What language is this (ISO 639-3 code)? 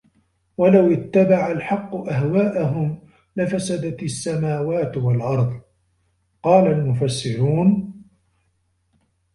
ara